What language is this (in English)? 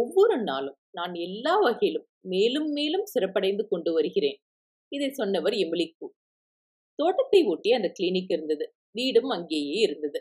Tamil